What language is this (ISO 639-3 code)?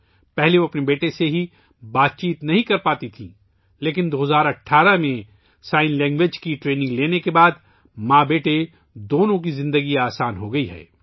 urd